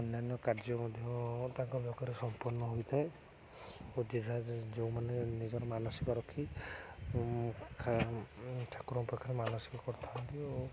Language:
Odia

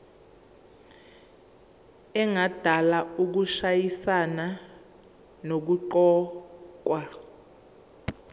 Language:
Zulu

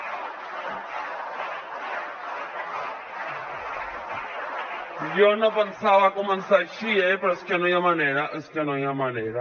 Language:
Catalan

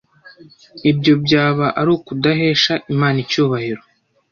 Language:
Kinyarwanda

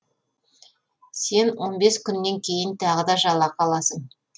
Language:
Kazakh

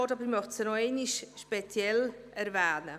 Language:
Swiss German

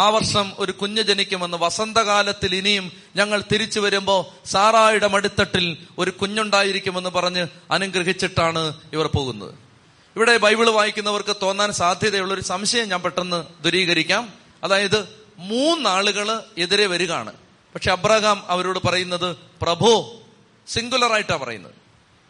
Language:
Malayalam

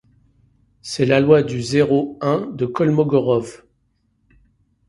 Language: French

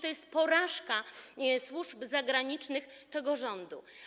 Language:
Polish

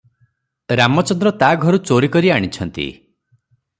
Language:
Odia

